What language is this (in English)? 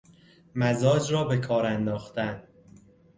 Persian